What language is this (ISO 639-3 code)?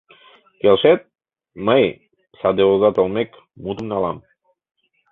chm